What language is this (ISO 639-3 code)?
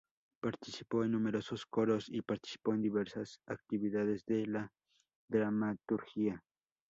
spa